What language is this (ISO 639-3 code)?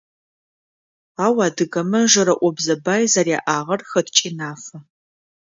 ady